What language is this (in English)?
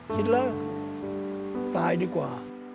Thai